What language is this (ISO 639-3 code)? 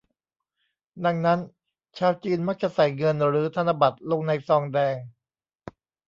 tha